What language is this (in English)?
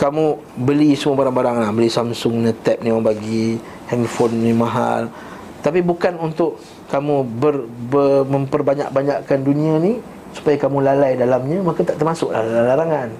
Malay